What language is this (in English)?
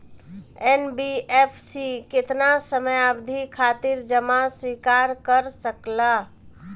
Bhojpuri